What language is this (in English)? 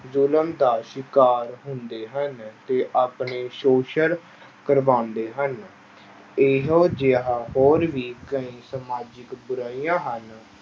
Punjabi